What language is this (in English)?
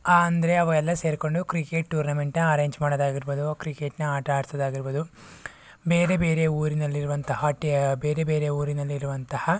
Kannada